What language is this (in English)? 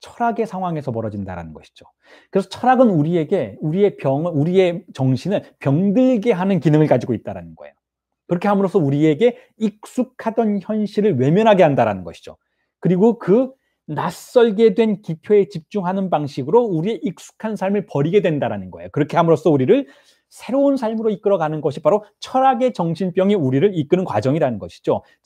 Korean